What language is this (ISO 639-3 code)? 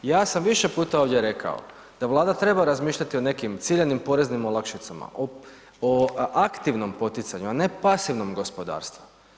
hrv